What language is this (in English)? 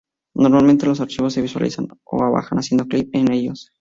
Spanish